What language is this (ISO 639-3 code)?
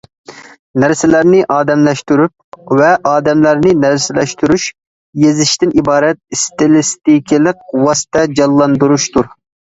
uig